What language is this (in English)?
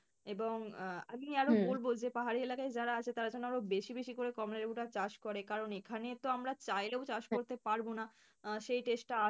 Bangla